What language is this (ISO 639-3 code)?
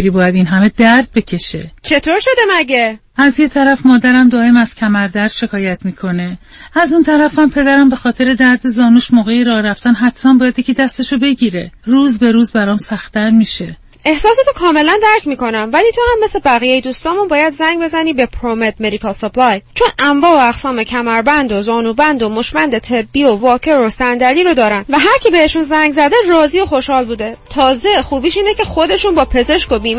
fas